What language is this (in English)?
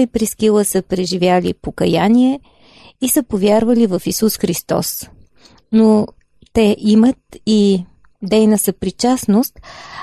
Bulgarian